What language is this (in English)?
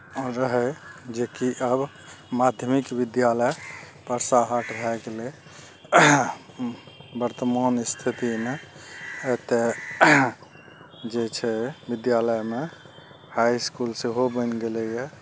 Maithili